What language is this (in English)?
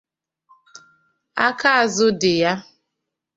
Igbo